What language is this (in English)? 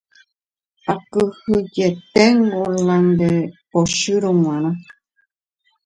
Guarani